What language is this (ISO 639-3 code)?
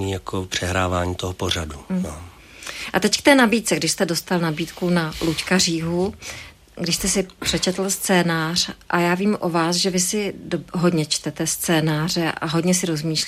ces